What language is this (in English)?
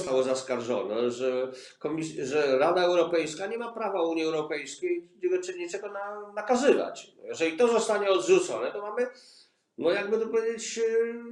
Polish